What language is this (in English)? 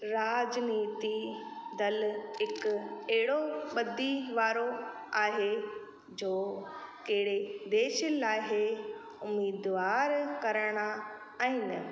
Sindhi